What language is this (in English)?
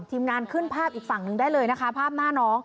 Thai